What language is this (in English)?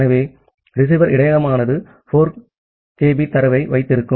Tamil